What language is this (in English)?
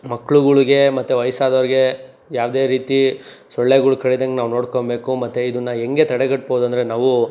Kannada